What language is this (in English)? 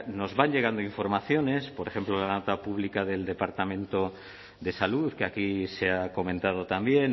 Spanish